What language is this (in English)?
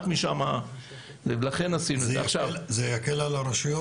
Hebrew